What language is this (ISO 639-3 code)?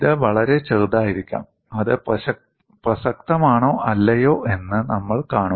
mal